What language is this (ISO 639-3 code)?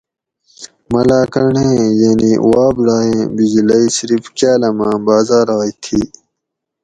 gwc